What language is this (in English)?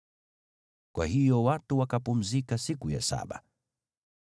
Swahili